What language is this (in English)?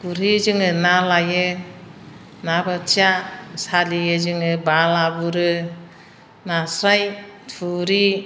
Bodo